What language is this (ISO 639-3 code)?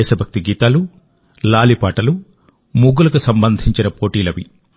tel